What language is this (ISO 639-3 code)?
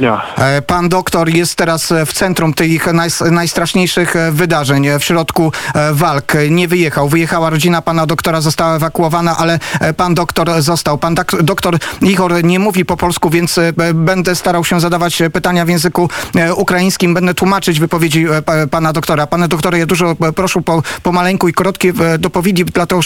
pol